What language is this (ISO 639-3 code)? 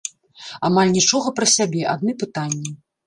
bel